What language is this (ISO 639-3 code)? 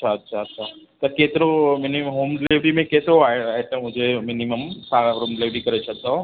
snd